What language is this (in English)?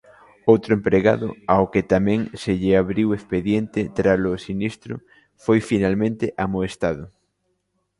Galician